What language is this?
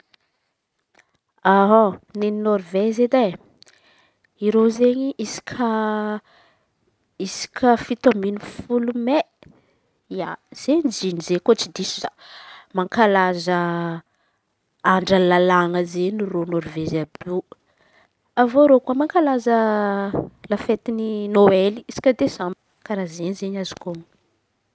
Antankarana Malagasy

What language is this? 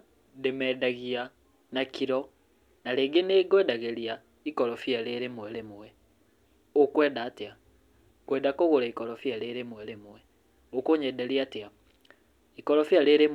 Kikuyu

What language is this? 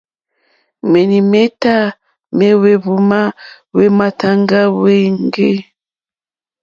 Mokpwe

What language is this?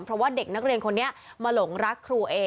Thai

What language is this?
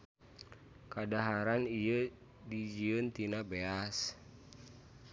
Sundanese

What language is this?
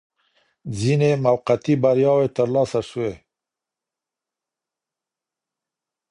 Pashto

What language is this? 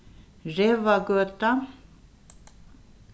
Faroese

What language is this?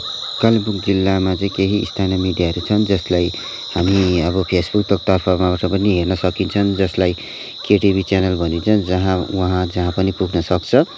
Nepali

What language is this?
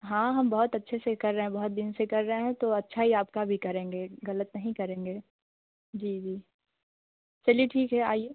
Hindi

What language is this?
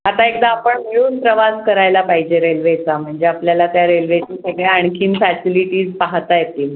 Marathi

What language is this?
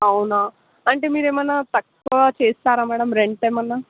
Telugu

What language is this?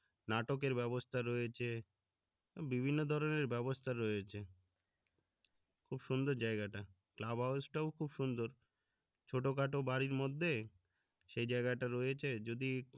Bangla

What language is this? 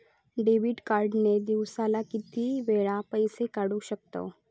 Marathi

